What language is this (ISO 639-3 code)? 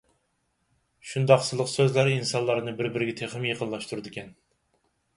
uig